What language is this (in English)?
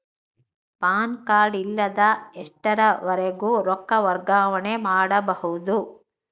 Kannada